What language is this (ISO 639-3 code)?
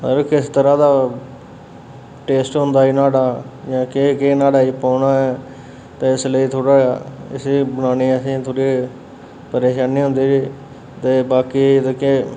doi